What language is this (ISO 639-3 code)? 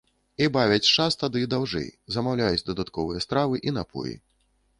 bel